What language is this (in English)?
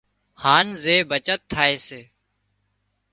Wadiyara Koli